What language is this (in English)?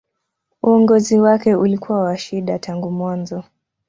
Swahili